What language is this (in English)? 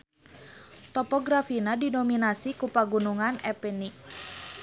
Sundanese